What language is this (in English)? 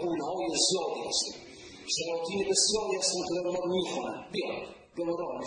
Persian